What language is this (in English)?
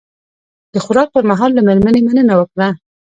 Pashto